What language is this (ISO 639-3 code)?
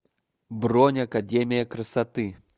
rus